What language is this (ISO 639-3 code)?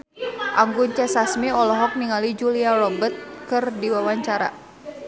sun